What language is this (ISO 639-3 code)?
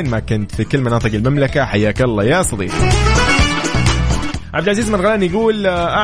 ara